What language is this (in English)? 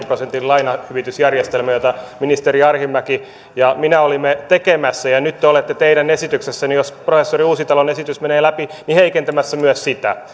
Finnish